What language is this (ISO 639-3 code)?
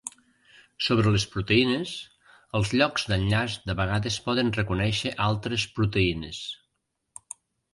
cat